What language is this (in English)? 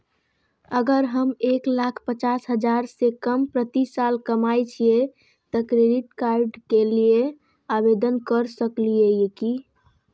Maithili